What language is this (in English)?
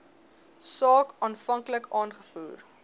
Afrikaans